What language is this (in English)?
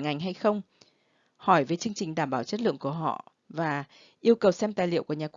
Vietnamese